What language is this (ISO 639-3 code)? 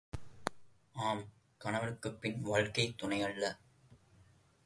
tam